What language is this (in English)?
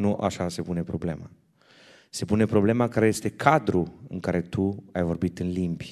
Romanian